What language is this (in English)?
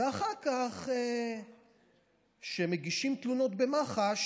Hebrew